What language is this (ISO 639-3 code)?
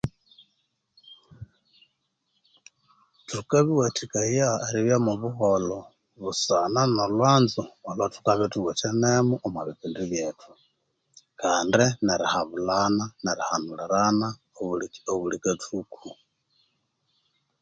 koo